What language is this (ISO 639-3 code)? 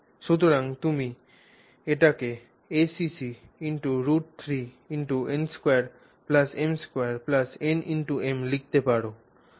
ben